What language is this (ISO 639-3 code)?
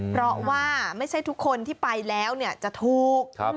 tha